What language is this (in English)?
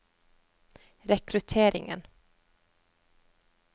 Norwegian